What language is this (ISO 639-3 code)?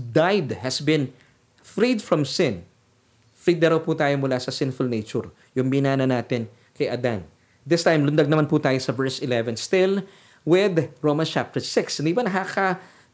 fil